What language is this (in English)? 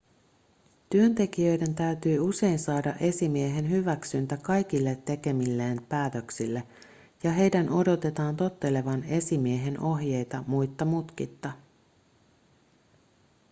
Finnish